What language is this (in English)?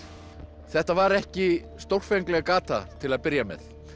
Icelandic